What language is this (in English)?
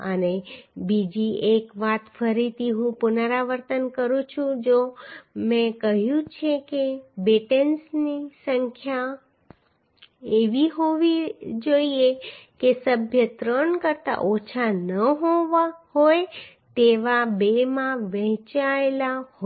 Gujarati